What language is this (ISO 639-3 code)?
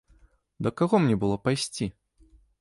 bel